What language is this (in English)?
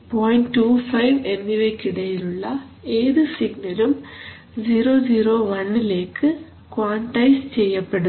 Malayalam